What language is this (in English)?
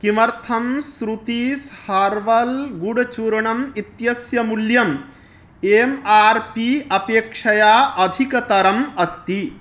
Sanskrit